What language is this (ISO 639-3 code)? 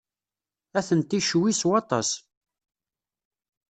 kab